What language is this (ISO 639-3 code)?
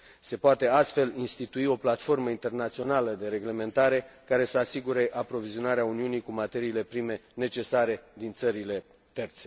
ron